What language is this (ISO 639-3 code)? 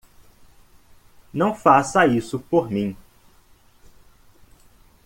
por